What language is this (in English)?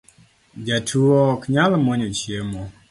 Luo (Kenya and Tanzania)